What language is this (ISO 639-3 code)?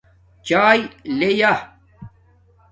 dmk